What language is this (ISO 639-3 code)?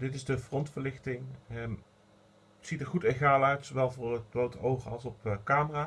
nld